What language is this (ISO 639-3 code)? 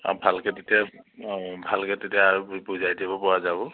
asm